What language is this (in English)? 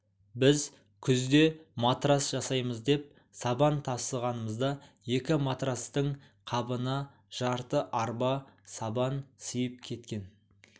Kazakh